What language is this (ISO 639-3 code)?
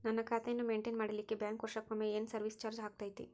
kan